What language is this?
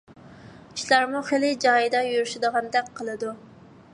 Uyghur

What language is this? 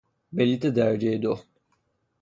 Persian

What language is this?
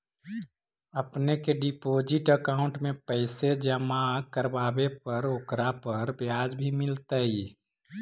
Magahi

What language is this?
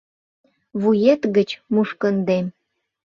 Mari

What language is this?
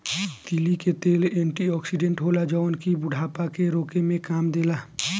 Bhojpuri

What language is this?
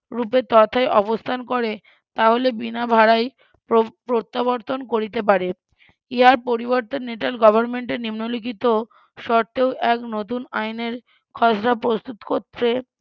Bangla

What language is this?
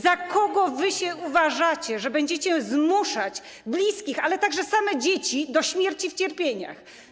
Polish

